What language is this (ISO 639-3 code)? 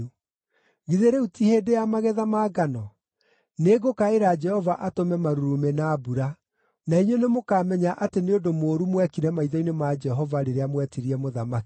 kik